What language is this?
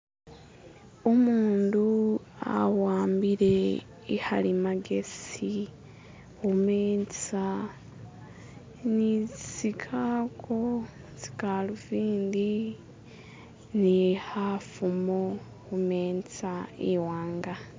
Masaaba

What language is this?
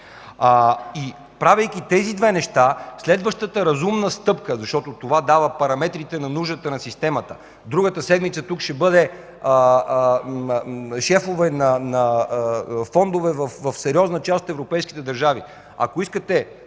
Bulgarian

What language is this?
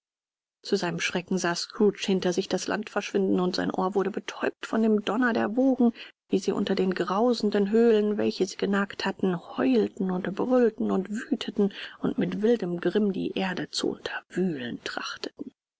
German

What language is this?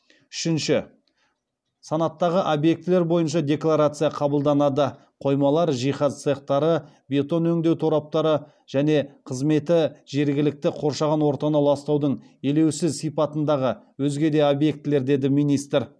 Kazakh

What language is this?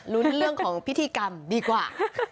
Thai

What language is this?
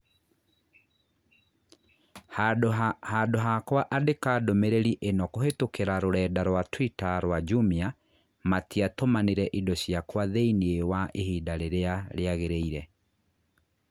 Kikuyu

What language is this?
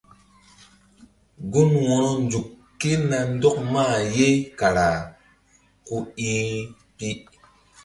Mbum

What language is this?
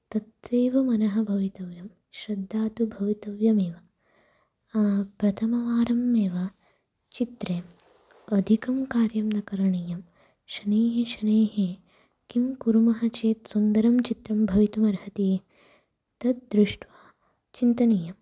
Sanskrit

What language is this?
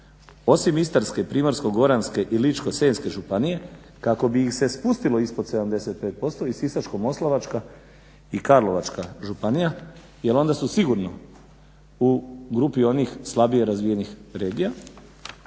Croatian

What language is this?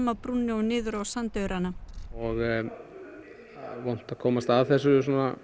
Icelandic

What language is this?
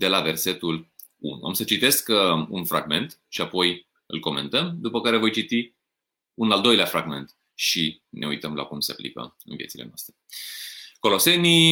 Romanian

